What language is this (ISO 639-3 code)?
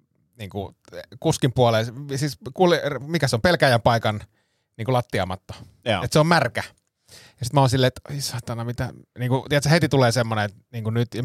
fin